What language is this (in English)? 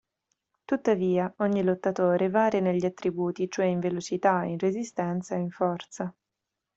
Italian